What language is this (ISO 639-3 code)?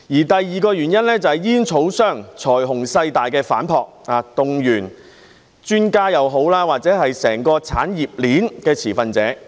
yue